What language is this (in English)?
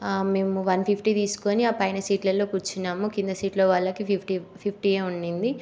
Telugu